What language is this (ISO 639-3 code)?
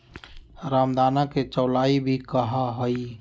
mag